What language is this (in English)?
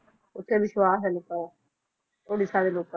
Punjabi